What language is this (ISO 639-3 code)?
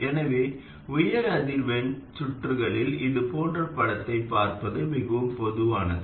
tam